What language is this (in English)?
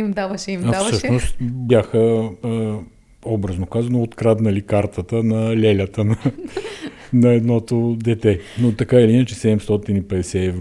Bulgarian